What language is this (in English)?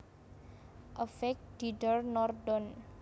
Javanese